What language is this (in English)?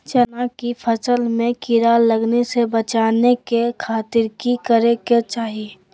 Magahi